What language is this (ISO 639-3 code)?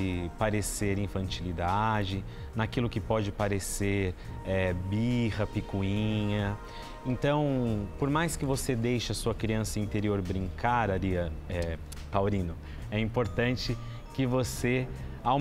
por